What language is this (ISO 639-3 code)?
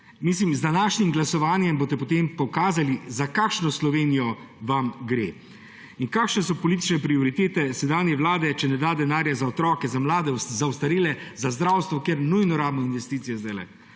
slv